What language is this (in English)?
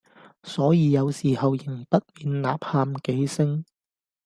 Cantonese